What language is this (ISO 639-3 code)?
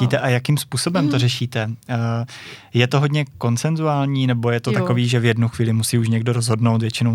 ces